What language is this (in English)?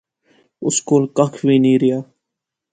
Pahari-Potwari